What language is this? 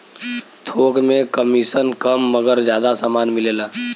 Bhojpuri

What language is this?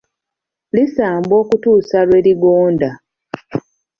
Ganda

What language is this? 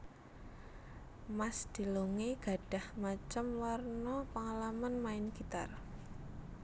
Javanese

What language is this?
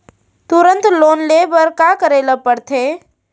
Chhattisgarhi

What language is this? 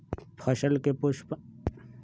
Magahi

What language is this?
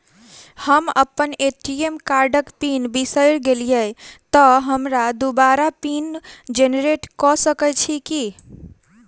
Maithili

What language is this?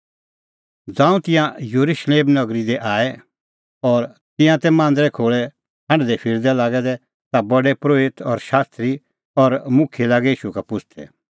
Kullu Pahari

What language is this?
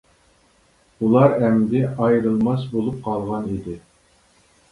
Uyghur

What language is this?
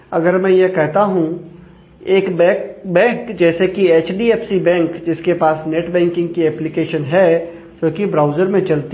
Hindi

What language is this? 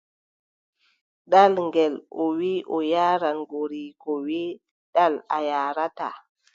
Adamawa Fulfulde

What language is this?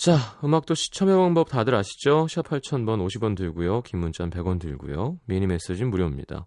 Korean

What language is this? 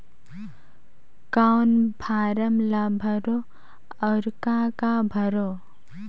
Chhattisgarhi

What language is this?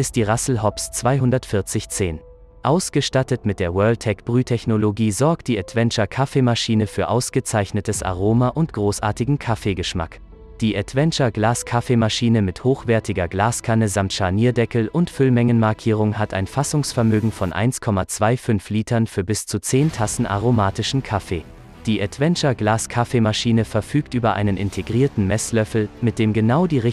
German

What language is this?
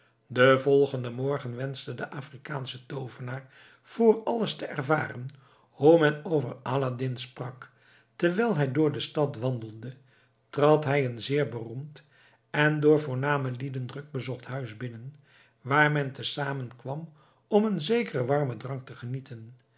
Dutch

